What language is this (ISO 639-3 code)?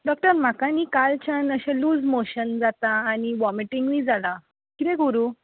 kok